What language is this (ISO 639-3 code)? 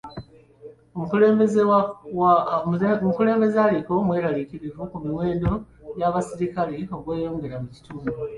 lug